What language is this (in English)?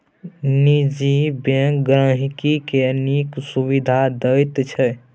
Maithili